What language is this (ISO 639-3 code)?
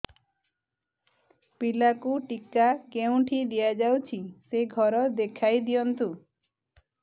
ori